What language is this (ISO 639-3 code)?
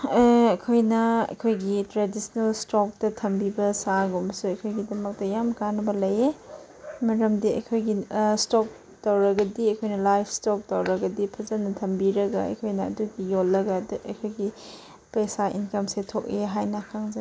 mni